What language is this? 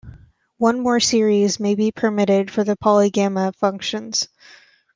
English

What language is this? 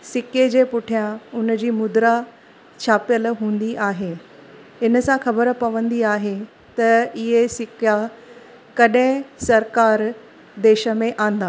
Sindhi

